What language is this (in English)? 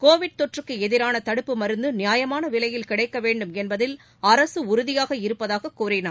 Tamil